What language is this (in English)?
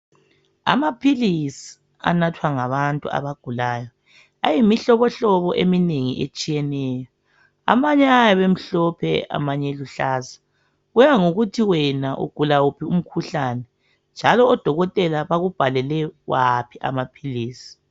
North Ndebele